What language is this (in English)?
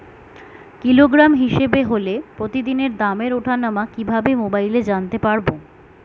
Bangla